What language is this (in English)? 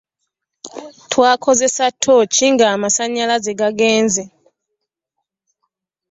Ganda